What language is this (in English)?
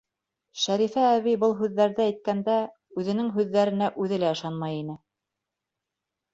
Bashkir